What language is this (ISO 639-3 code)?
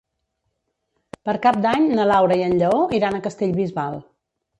cat